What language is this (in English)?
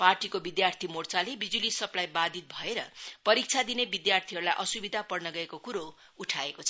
Nepali